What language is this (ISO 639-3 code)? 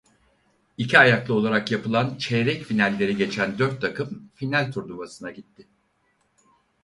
tur